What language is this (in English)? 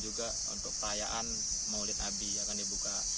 Indonesian